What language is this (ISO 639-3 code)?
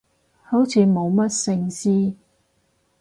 yue